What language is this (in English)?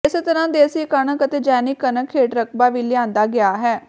Punjabi